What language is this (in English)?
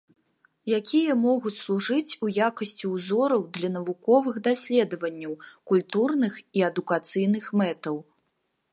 Belarusian